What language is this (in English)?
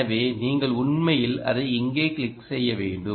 Tamil